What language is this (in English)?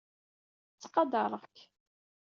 Kabyle